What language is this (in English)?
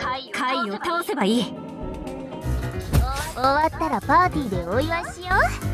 Japanese